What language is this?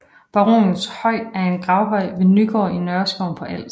Danish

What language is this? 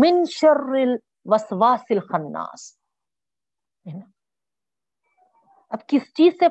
Urdu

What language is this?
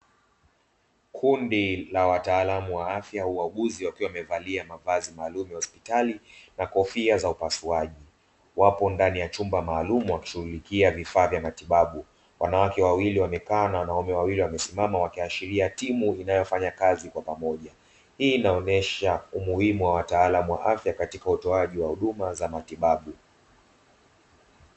Swahili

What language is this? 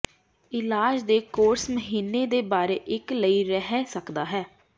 Punjabi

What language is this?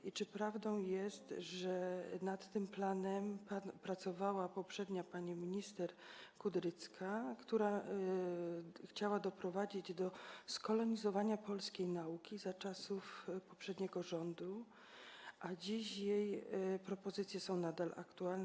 Polish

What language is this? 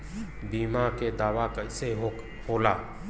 Bhojpuri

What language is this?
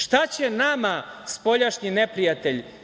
Serbian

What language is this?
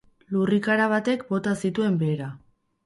Basque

